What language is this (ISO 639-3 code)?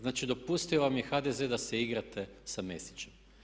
hrv